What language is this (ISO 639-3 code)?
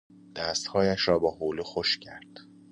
fas